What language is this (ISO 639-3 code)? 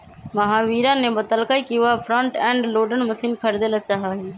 mag